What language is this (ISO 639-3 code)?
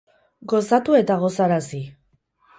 eus